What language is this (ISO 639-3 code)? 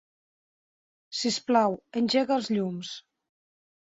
cat